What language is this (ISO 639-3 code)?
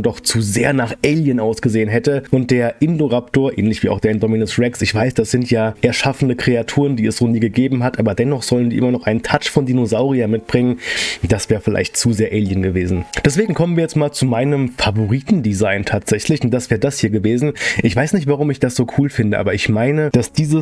deu